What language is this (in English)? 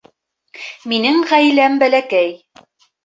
Bashkir